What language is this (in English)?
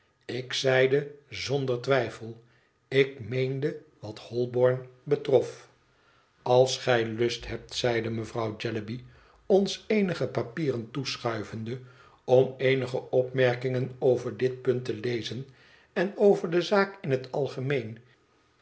Dutch